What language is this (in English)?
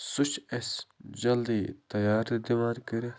Kashmiri